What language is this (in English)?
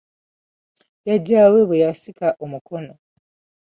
Ganda